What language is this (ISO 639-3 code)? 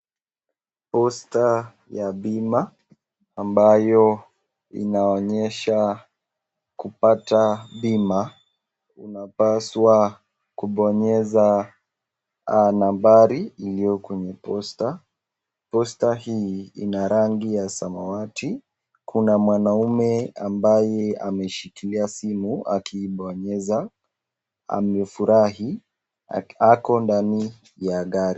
swa